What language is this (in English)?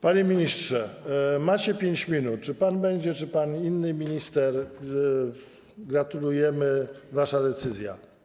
Polish